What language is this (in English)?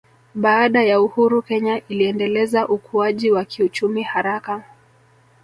Swahili